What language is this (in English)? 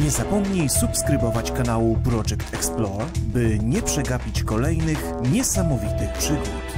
Polish